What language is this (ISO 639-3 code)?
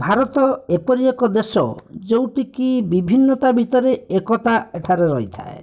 ori